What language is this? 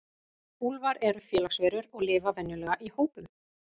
Icelandic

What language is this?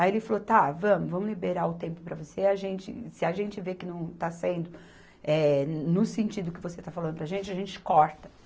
Portuguese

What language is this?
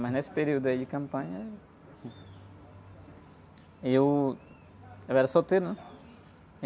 Portuguese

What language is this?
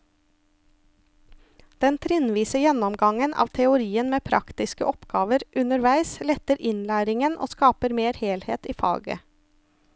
Norwegian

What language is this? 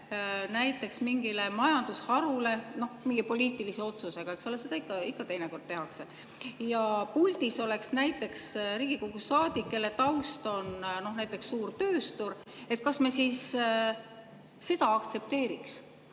Estonian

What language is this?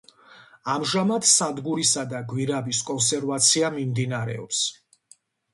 Georgian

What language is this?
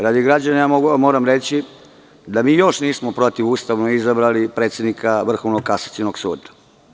Serbian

